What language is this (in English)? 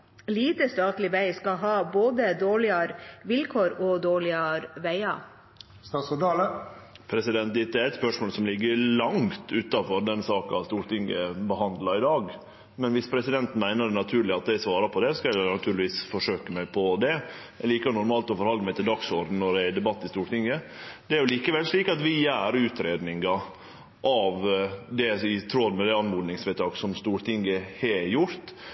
Norwegian